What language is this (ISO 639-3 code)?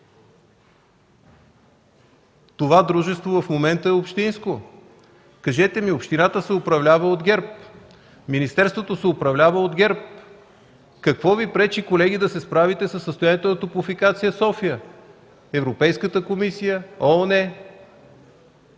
bul